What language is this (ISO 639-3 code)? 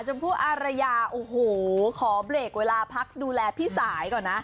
tha